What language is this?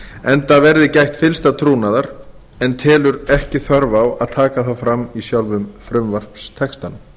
Icelandic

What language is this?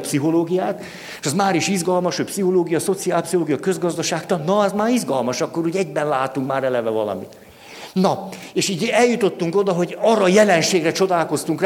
Hungarian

